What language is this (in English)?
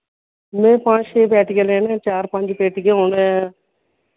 Dogri